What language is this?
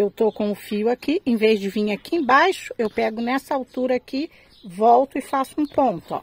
Portuguese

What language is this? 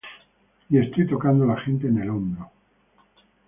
Spanish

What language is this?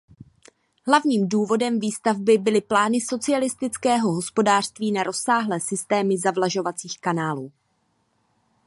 Czech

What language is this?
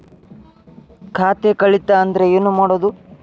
Kannada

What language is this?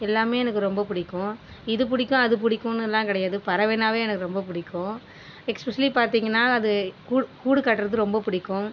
Tamil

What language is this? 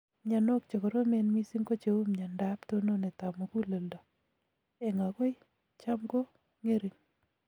Kalenjin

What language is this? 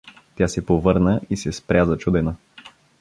Bulgarian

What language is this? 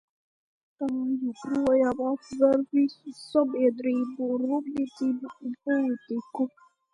Latvian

